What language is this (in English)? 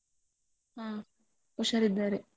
Kannada